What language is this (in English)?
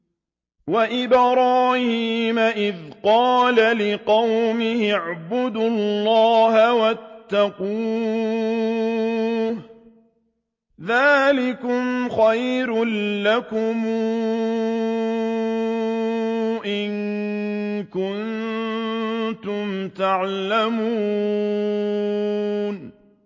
Arabic